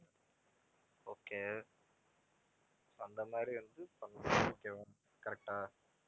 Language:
Tamil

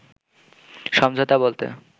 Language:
Bangla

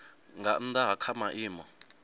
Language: Venda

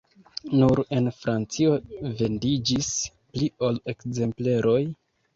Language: Esperanto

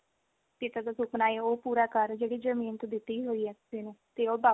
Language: Punjabi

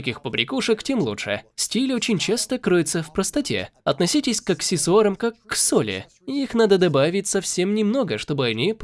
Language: Russian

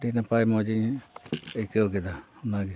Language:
Santali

